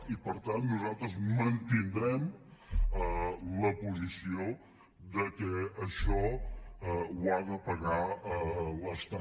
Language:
Catalan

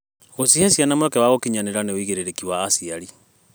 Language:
Kikuyu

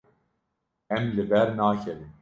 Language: Kurdish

